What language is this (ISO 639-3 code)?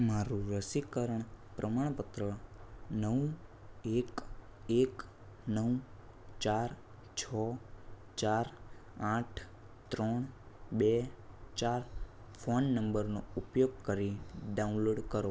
guj